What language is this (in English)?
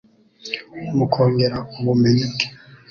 Kinyarwanda